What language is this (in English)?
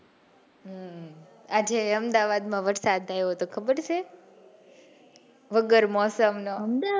Gujarati